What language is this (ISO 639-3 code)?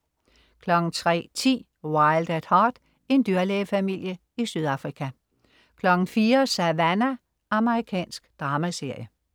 dan